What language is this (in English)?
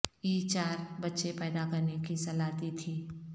Urdu